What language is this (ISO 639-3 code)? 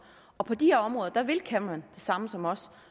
dan